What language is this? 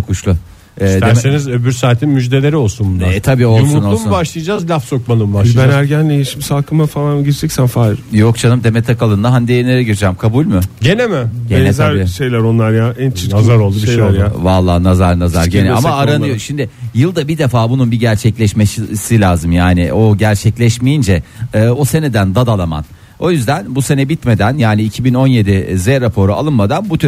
Turkish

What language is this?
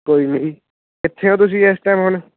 Punjabi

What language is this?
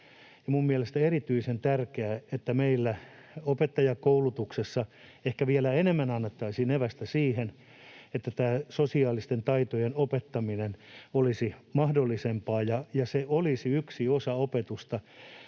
Finnish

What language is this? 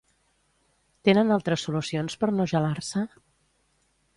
Catalan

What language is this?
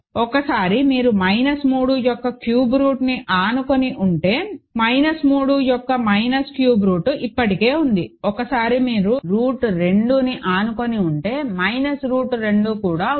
Telugu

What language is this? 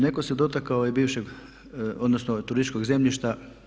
Croatian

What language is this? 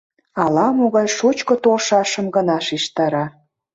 Mari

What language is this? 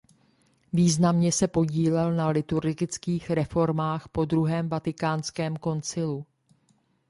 Czech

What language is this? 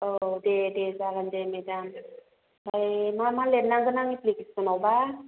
Bodo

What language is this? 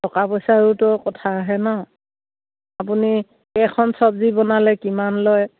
Assamese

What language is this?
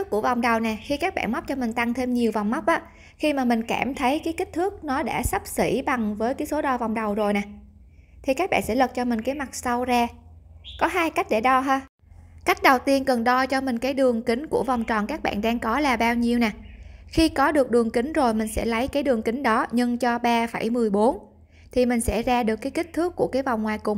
Vietnamese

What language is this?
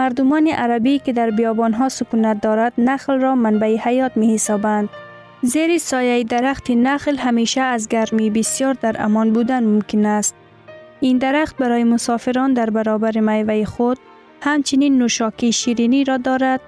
Persian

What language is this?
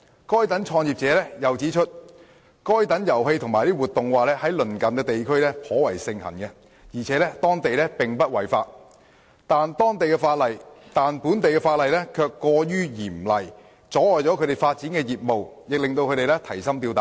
Cantonese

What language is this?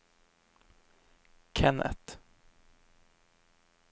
Norwegian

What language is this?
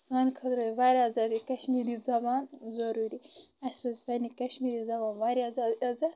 Kashmiri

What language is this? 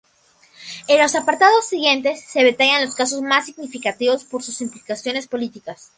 Spanish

